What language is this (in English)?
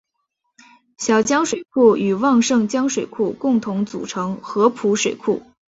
Chinese